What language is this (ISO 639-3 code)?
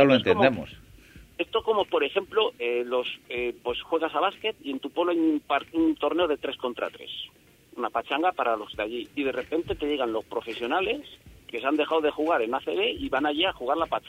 spa